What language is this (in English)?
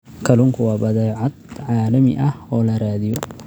Somali